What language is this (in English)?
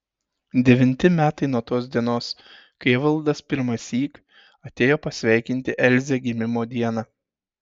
Lithuanian